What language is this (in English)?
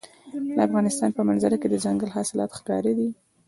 Pashto